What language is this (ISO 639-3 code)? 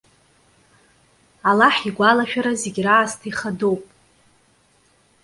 abk